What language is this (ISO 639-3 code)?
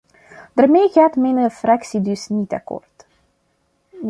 nld